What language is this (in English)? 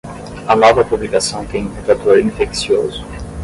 Portuguese